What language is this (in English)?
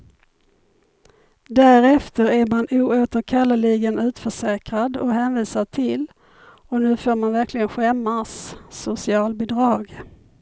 Swedish